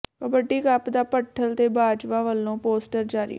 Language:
Punjabi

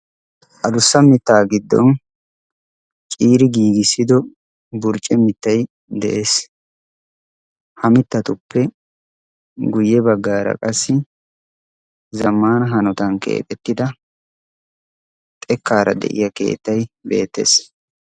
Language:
Wolaytta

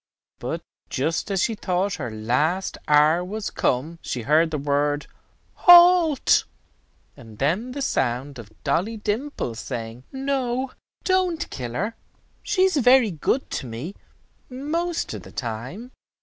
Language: English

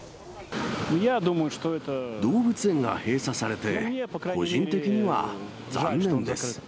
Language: Japanese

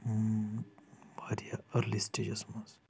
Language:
Kashmiri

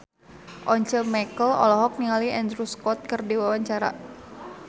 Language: Sundanese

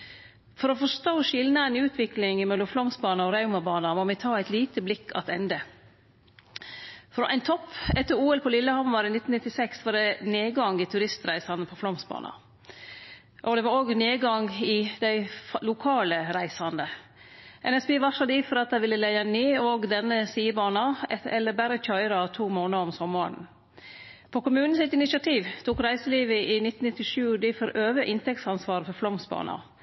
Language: Norwegian Nynorsk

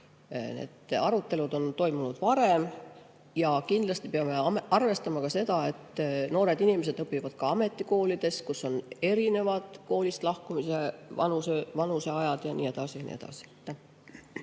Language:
Estonian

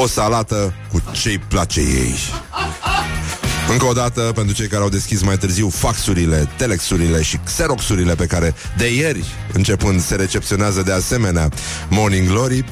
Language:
Romanian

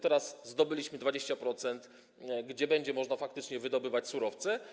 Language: Polish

